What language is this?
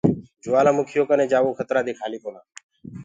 Gurgula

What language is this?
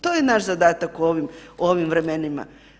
Croatian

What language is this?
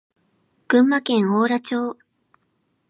Japanese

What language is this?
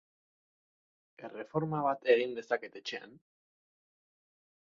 Basque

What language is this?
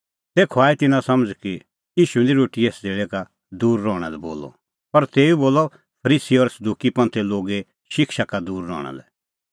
Kullu Pahari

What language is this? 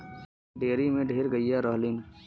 Bhojpuri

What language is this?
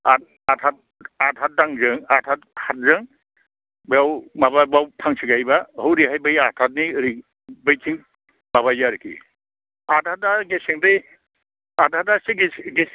Bodo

